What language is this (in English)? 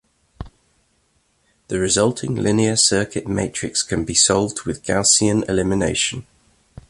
English